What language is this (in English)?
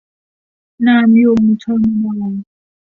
Thai